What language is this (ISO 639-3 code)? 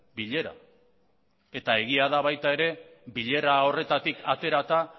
eus